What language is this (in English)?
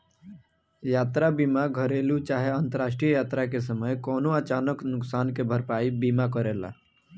Bhojpuri